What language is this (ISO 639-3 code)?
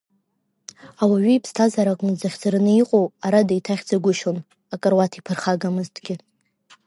abk